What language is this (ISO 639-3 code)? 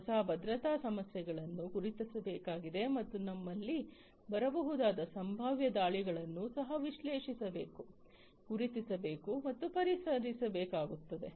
kan